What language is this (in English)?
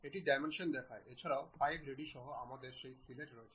Bangla